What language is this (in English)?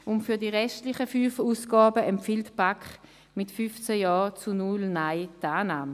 Swiss German